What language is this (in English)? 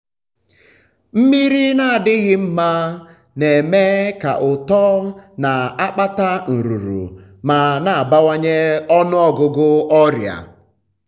Igbo